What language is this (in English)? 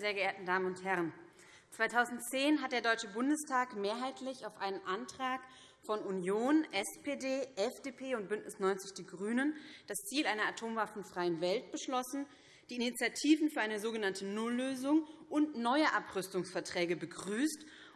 German